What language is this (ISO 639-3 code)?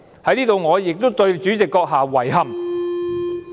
yue